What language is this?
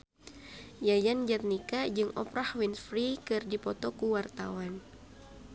Sundanese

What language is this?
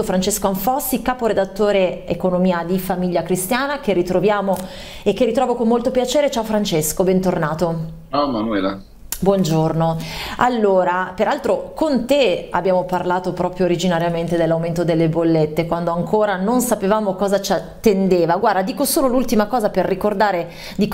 Italian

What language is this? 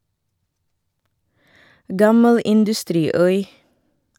Norwegian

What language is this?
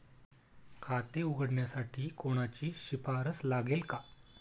Marathi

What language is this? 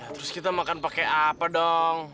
Indonesian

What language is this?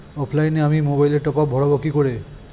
Bangla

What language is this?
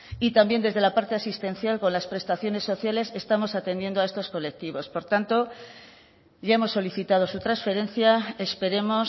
Spanish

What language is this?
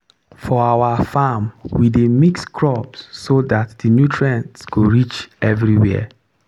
Nigerian Pidgin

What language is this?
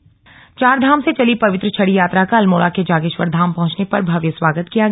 Hindi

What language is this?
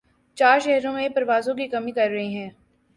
Urdu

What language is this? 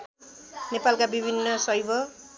Nepali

